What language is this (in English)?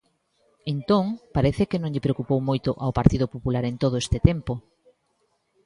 Galician